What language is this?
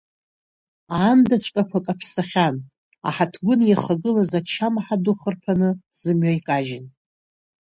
Abkhazian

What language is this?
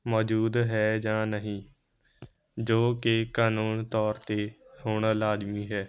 Punjabi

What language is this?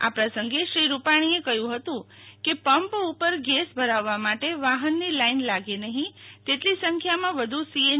Gujarati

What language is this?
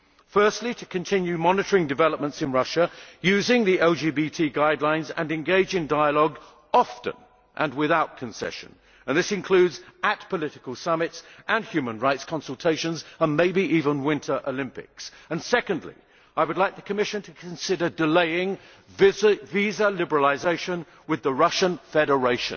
English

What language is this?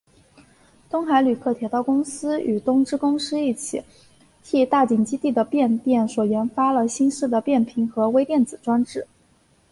Chinese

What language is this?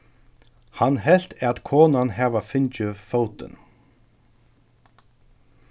Faroese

